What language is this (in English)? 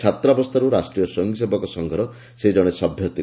Odia